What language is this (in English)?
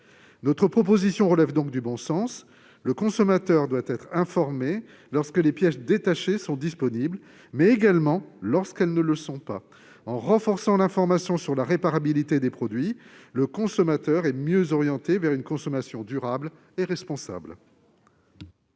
French